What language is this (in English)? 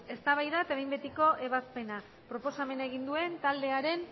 Basque